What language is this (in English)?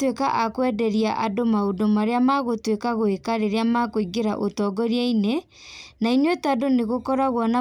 Kikuyu